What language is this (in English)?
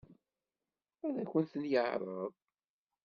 Kabyle